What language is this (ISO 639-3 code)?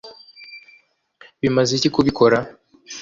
kin